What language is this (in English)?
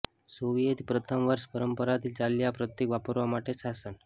Gujarati